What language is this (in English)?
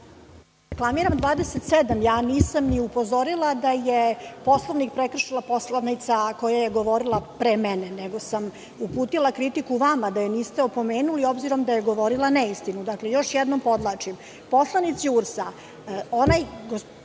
Serbian